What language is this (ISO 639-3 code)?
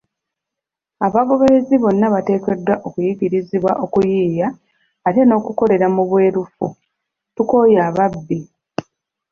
lug